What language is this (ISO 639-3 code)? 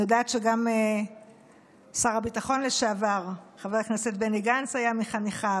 heb